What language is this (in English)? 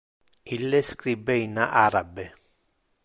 Interlingua